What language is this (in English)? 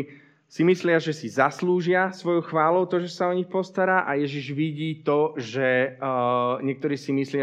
Slovak